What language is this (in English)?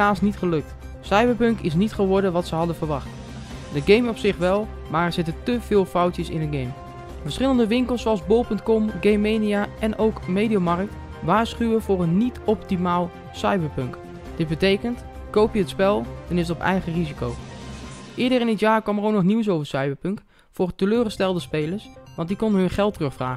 Dutch